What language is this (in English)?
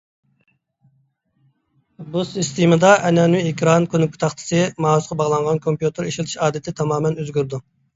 Uyghur